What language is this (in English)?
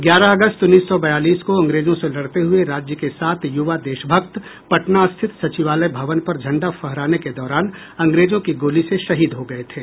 Hindi